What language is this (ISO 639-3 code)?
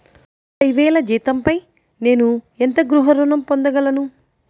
tel